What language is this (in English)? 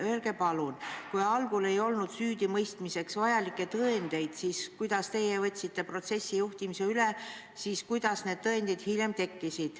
Estonian